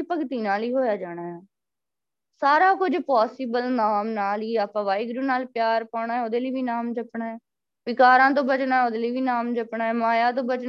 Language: Punjabi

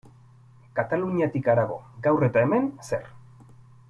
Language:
Basque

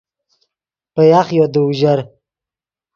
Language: Yidgha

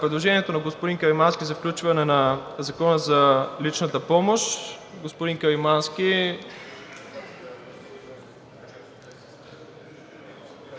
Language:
Bulgarian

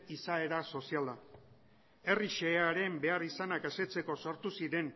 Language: Basque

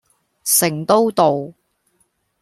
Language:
Cantonese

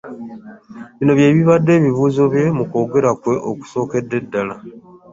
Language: Ganda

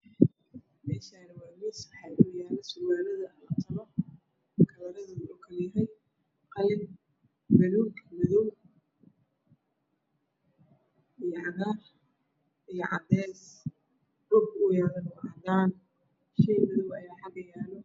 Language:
Somali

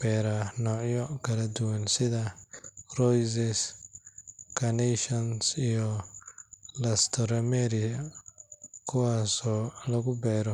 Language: Somali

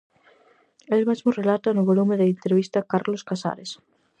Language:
Galician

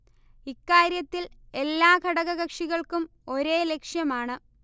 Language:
Malayalam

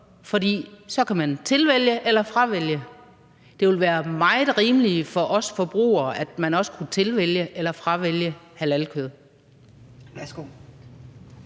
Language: Danish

